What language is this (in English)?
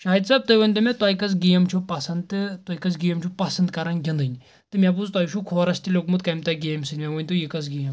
Kashmiri